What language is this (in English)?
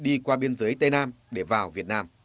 Vietnamese